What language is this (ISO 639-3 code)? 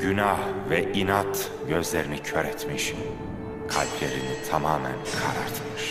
tur